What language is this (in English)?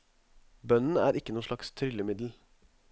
Norwegian